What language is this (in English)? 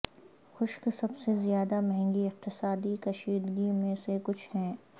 Urdu